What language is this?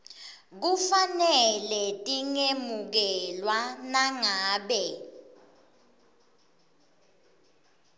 Swati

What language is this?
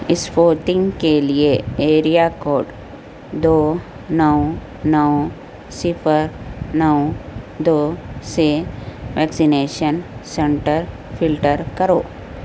Urdu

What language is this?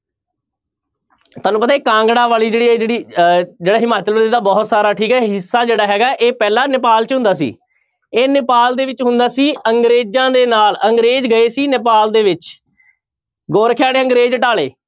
Punjabi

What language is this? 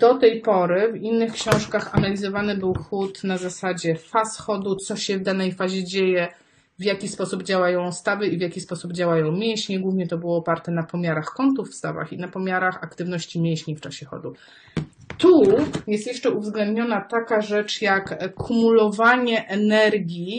Polish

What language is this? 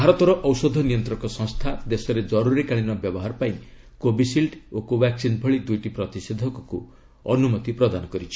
Odia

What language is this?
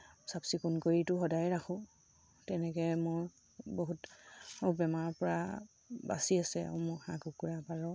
Assamese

